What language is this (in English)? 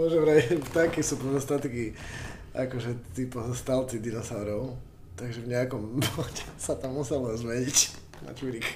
Slovak